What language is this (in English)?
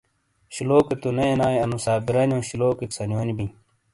Shina